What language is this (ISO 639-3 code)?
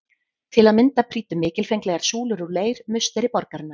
isl